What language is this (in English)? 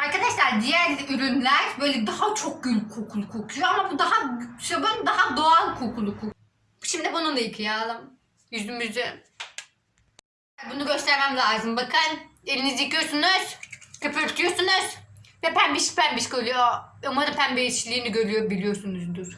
Turkish